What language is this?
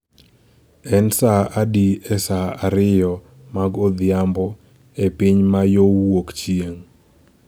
Luo (Kenya and Tanzania)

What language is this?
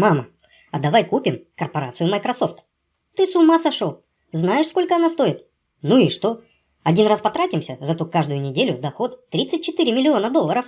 Russian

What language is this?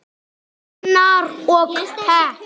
Icelandic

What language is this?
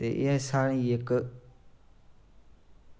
Dogri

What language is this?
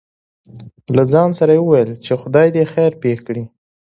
Pashto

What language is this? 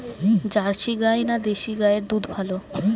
Bangla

